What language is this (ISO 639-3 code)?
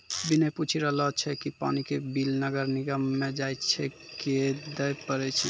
mai